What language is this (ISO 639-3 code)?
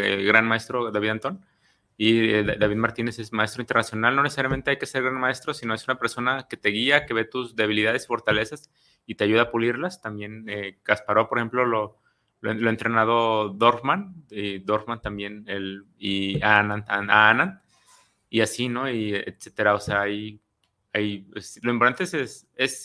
spa